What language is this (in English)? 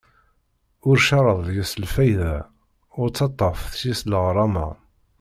Kabyle